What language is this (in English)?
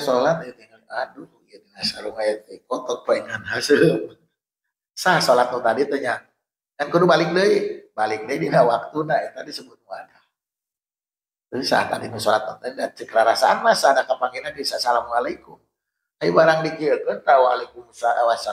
Indonesian